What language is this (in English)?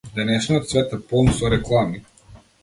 Macedonian